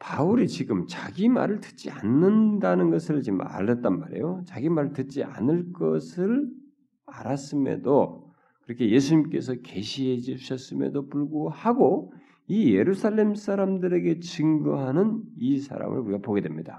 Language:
Korean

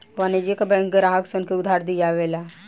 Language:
Bhojpuri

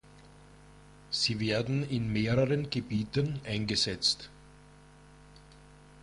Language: German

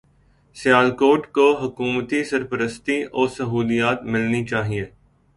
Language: Urdu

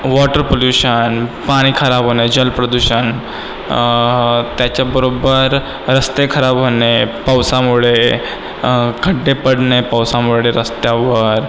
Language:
Marathi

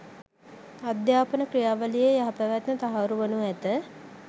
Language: Sinhala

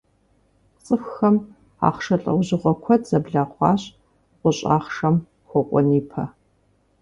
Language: Kabardian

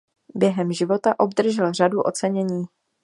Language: Czech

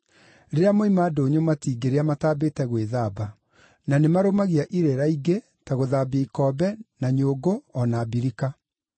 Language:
Kikuyu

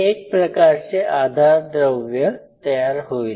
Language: Marathi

